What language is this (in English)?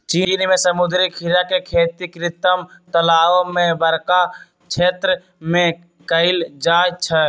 Magahi